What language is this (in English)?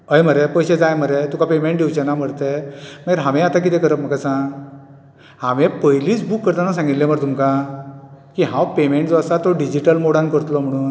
Konkani